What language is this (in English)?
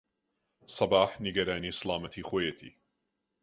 Central Kurdish